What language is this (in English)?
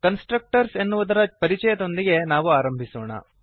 Kannada